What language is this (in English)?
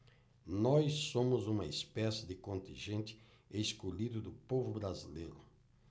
Portuguese